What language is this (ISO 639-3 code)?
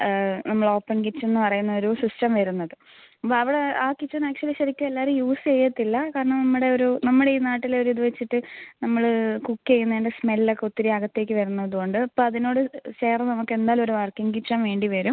mal